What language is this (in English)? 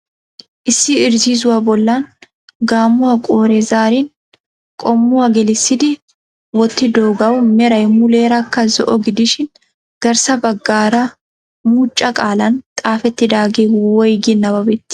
Wolaytta